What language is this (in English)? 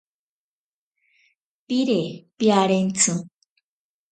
Ashéninka Perené